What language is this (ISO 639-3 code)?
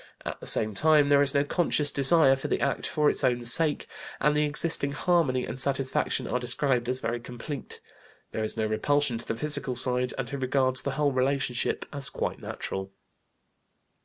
eng